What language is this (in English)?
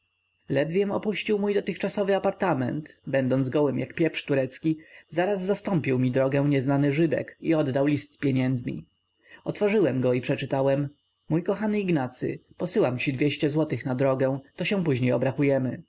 Polish